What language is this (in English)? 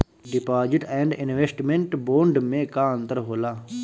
Bhojpuri